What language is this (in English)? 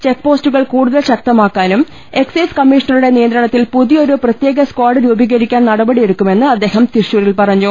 Malayalam